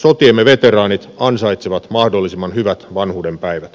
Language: Finnish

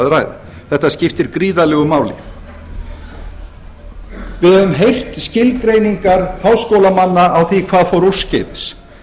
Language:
Icelandic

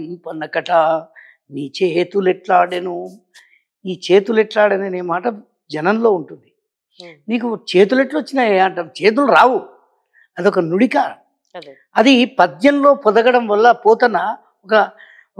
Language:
Telugu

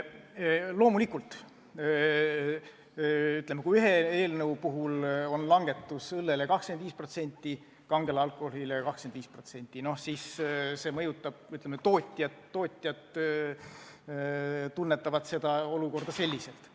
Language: Estonian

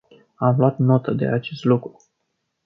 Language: Romanian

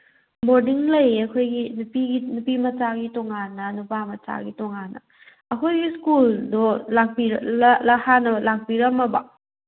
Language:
Manipuri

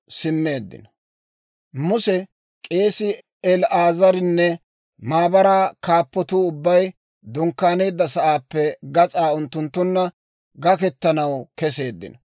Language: Dawro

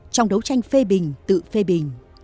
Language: Vietnamese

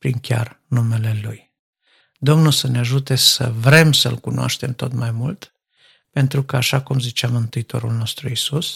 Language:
Romanian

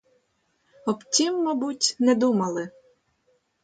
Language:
Ukrainian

